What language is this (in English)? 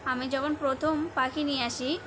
Bangla